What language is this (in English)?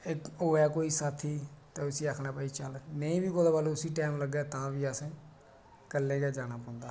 Dogri